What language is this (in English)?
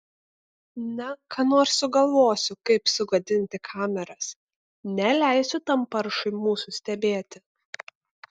Lithuanian